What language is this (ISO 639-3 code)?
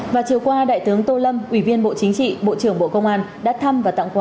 vie